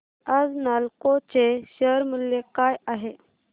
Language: Marathi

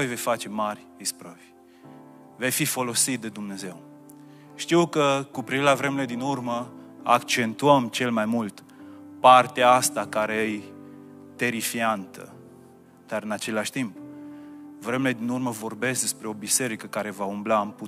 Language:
Romanian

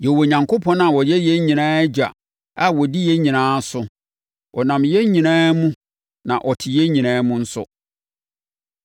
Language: Akan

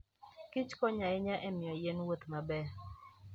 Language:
Luo (Kenya and Tanzania)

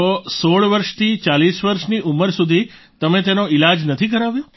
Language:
Gujarati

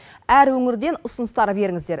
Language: Kazakh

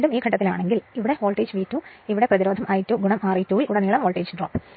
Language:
Malayalam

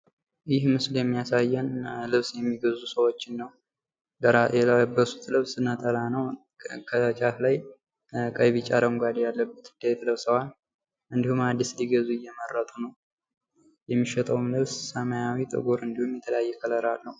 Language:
Amharic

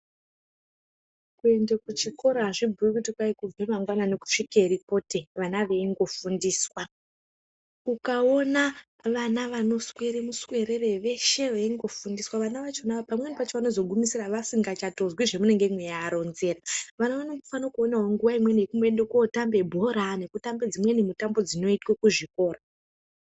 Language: Ndau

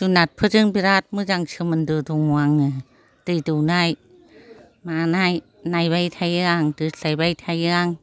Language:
Bodo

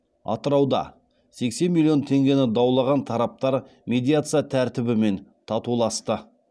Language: Kazakh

